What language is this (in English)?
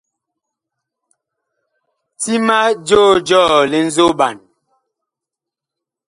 Bakoko